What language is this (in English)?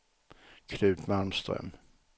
Swedish